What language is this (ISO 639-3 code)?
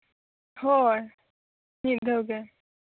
sat